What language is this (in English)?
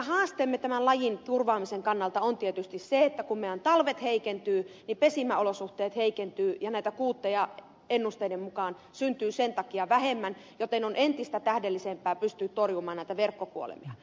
Finnish